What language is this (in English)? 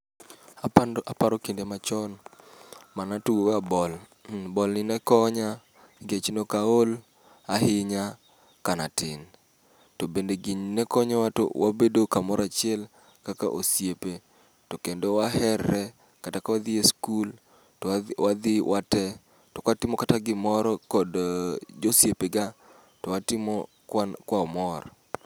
Luo (Kenya and Tanzania)